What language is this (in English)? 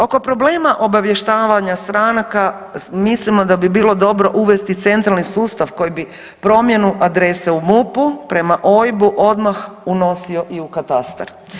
Croatian